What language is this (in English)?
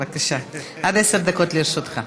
Hebrew